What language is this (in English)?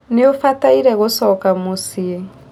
Kikuyu